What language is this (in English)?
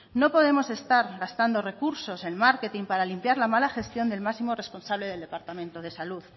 Spanish